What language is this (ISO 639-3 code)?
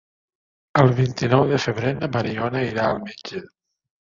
cat